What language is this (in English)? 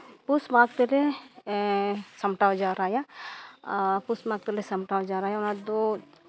Santali